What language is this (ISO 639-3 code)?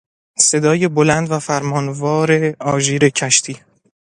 fas